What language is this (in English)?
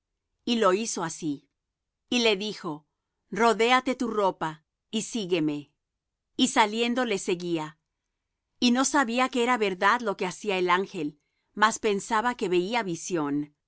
Spanish